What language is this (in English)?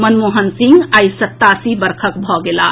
Maithili